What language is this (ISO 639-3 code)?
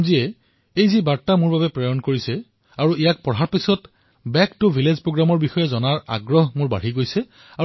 asm